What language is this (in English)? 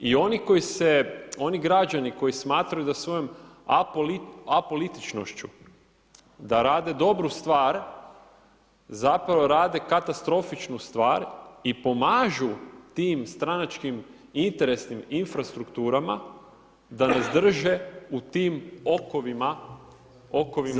Croatian